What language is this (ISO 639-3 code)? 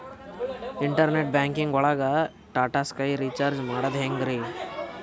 kan